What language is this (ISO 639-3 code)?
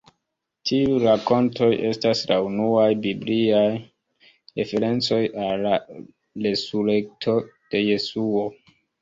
epo